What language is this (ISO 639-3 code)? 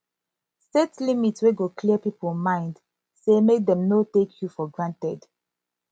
pcm